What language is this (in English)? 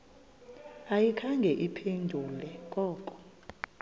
Xhosa